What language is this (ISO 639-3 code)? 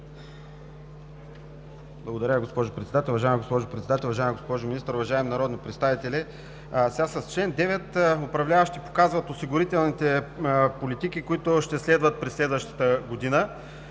bul